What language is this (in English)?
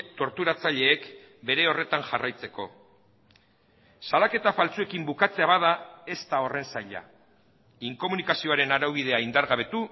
Basque